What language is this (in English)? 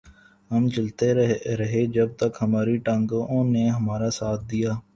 Urdu